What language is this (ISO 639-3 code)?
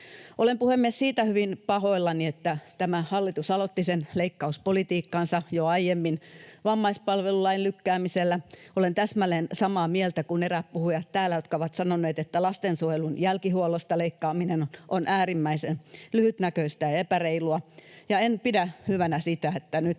fin